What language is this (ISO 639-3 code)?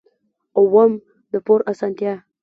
pus